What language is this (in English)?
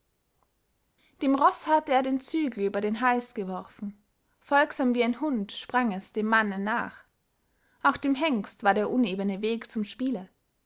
German